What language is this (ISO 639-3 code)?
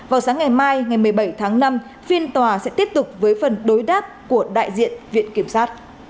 vie